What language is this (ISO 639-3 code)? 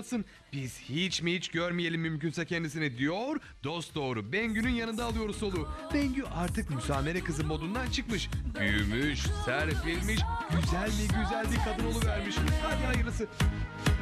tur